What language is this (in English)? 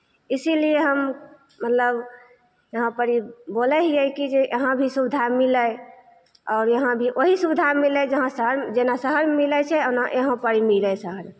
Maithili